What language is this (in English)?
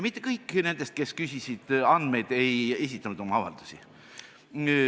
Estonian